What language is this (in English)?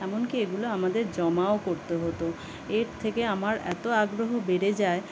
Bangla